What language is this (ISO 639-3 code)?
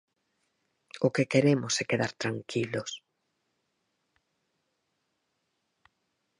glg